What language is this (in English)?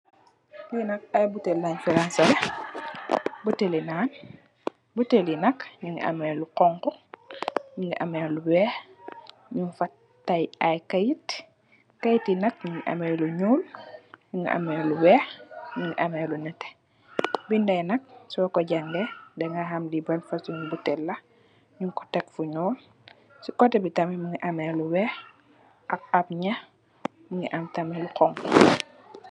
Wolof